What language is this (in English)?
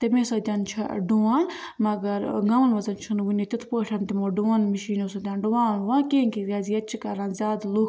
Kashmiri